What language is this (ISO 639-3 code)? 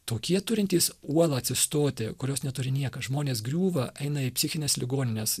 lit